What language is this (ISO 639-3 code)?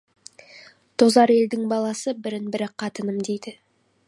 kaz